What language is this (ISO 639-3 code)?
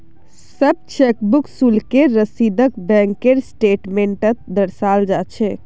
mag